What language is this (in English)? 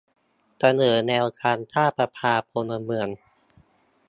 Thai